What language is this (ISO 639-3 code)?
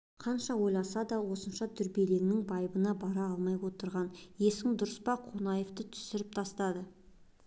kaz